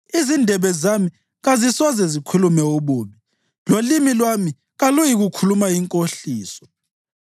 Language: North Ndebele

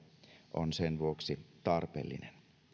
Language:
Finnish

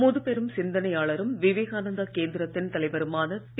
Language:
Tamil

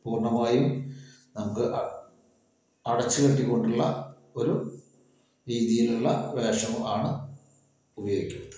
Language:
Malayalam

